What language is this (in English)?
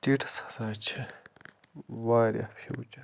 Kashmiri